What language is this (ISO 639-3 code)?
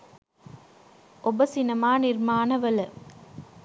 sin